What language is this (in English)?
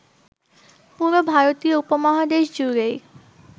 Bangla